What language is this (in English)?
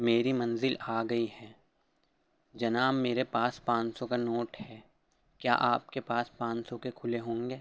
Urdu